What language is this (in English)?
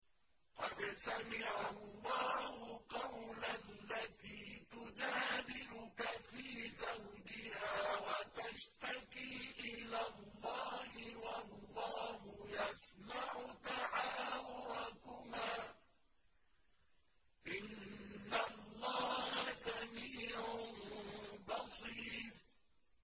Arabic